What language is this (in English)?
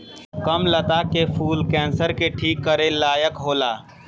Bhojpuri